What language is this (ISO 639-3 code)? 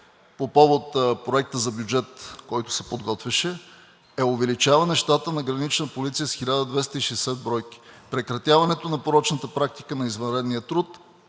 bul